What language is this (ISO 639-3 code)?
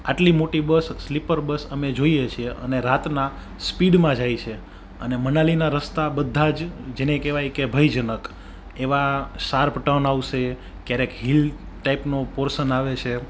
guj